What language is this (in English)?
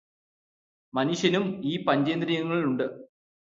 Malayalam